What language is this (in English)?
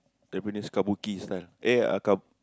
English